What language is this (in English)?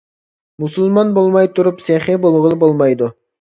Uyghur